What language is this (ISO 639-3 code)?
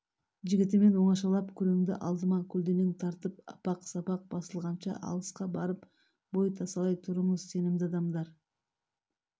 kaz